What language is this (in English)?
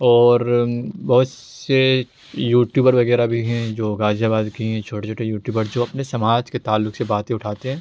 Urdu